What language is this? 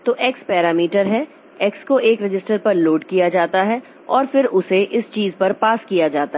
Hindi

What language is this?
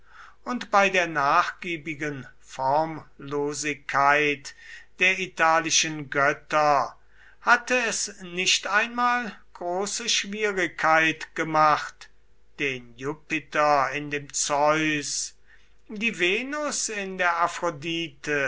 German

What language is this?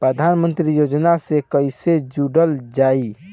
Bhojpuri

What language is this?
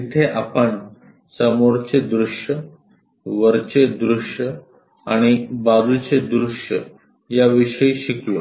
Marathi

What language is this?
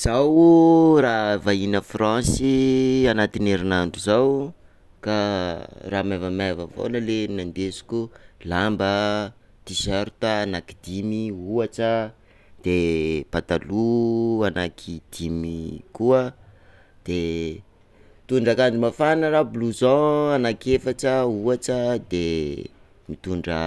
Sakalava Malagasy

